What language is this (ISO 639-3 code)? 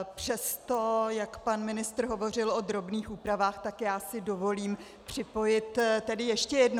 ces